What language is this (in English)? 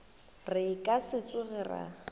Northern Sotho